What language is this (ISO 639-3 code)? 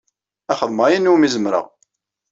kab